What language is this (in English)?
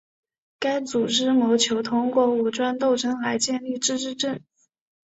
Chinese